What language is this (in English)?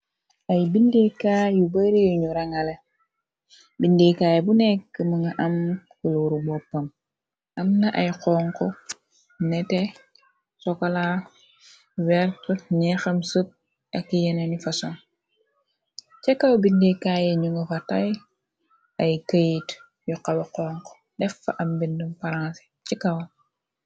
Wolof